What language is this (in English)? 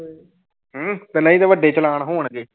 Punjabi